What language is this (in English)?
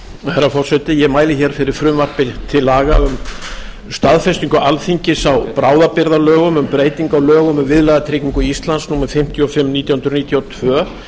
Icelandic